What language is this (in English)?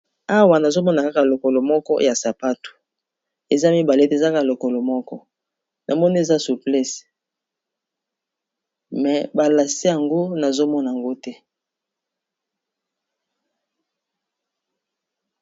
Lingala